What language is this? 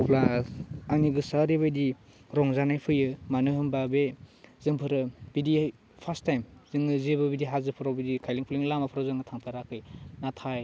Bodo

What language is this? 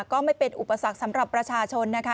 Thai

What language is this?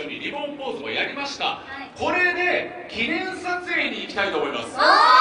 Japanese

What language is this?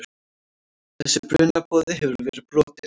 Icelandic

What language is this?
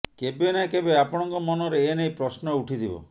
Odia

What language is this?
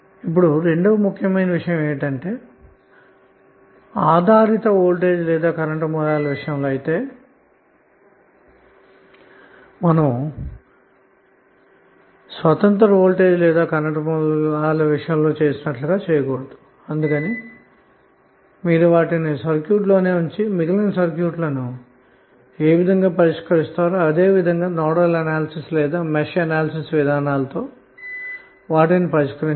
Telugu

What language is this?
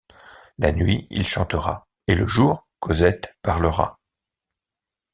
French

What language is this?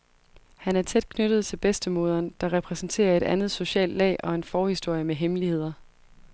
Danish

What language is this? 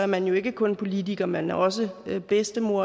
Danish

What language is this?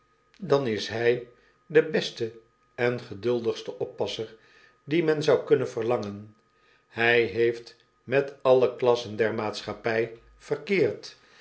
Dutch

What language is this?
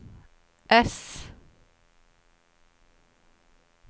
Swedish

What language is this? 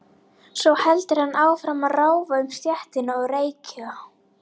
Icelandic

